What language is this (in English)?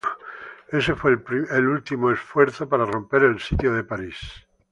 Spanish